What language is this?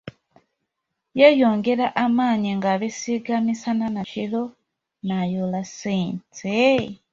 Ganda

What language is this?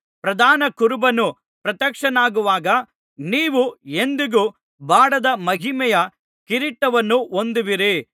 Kannada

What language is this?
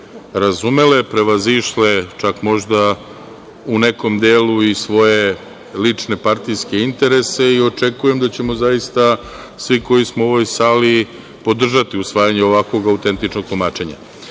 Serbian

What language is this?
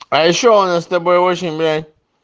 Russian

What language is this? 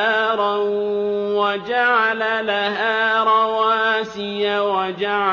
Arabic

